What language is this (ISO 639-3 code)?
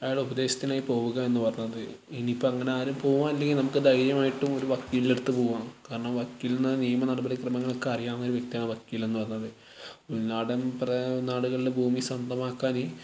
mal